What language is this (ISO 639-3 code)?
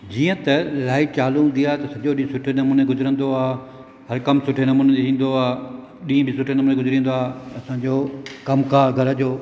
snd